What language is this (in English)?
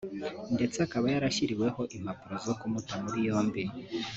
Kinyarwanda